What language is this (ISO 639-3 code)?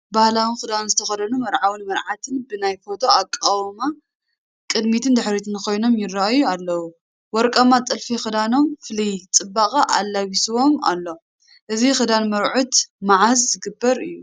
tir